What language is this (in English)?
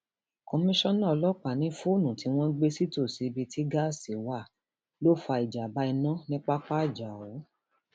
Yoruba